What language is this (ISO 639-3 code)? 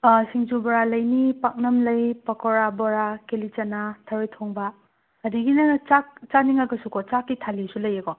mni